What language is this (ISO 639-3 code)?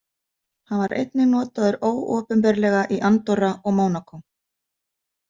isl